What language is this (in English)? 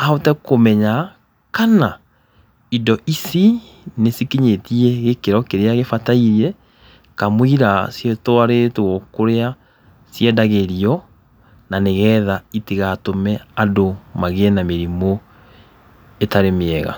Kikuyu